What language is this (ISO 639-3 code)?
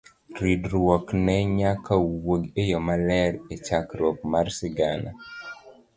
luo